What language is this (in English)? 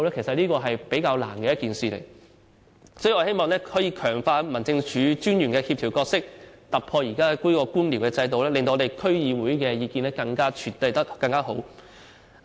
Cantonese